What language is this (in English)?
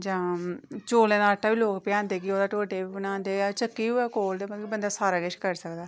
Dogri